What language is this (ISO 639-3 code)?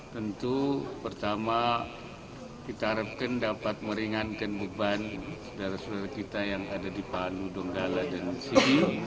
ind